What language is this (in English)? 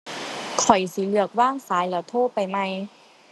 Thai